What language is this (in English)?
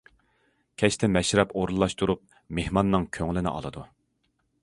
Uyghur